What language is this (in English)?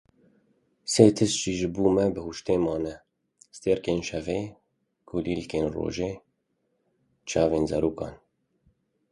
Kurdish